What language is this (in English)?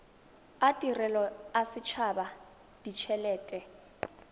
Tswana